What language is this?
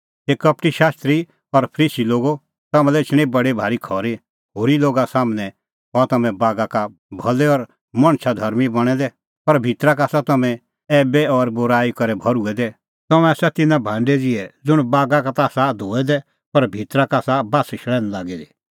Kullu Pahari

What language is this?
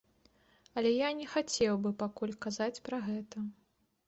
Belarusian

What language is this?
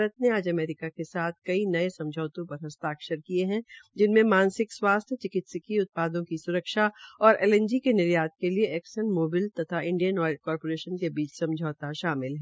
Hindi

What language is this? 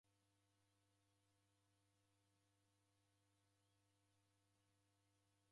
Taita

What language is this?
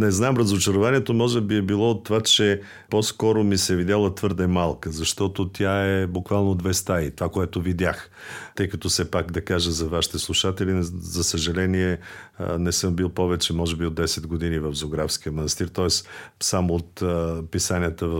Bulgarian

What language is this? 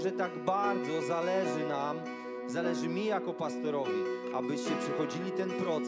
Polish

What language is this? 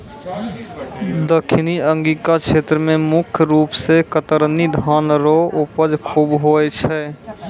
Maithili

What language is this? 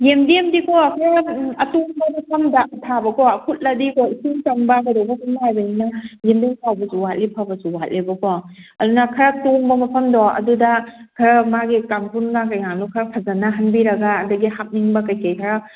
Manipuri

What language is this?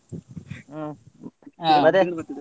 Kannada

